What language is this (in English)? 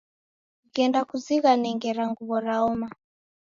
Taita